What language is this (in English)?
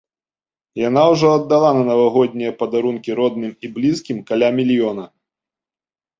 Belarusian